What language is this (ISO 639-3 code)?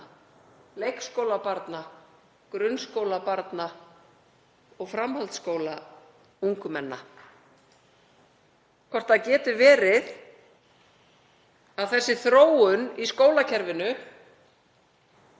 isl